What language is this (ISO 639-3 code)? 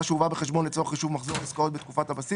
heb